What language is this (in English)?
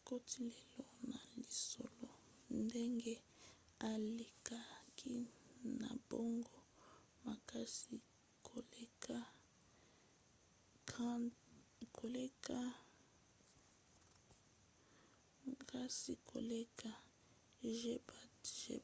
Lingala